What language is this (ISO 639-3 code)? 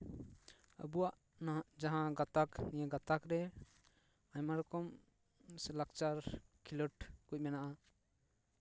sat